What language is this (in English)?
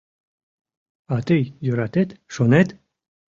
Mari